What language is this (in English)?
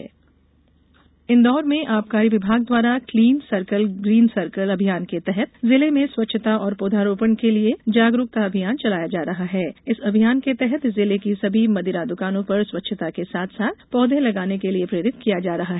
Hindi